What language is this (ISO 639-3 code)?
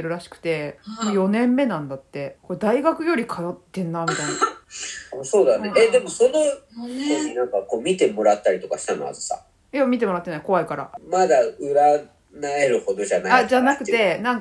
jpn